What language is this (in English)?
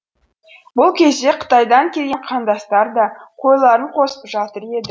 Kazakh